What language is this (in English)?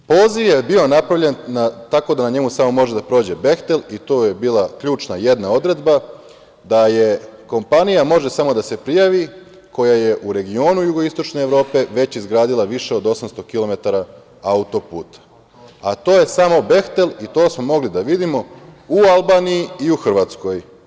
Serbian